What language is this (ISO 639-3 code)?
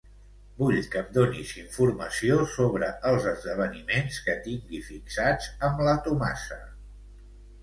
cat